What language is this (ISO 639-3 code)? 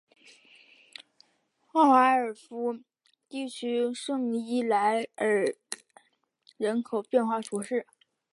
zho